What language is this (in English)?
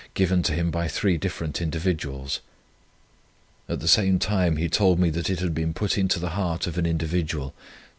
English